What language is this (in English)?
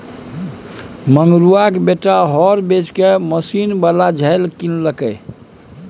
Maithili